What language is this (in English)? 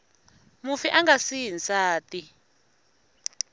Tsonga